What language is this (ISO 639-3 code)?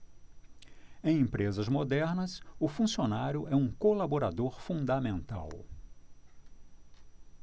por